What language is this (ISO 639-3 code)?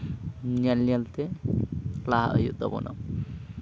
sat